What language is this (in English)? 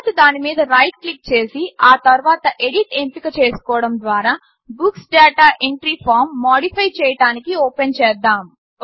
Telugu